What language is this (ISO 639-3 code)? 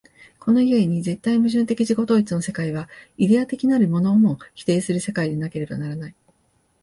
jpn